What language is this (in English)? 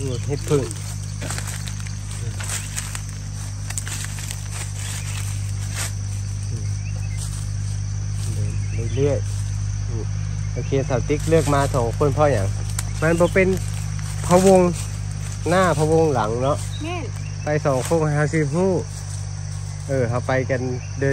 Thai